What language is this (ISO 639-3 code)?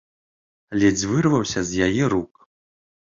bel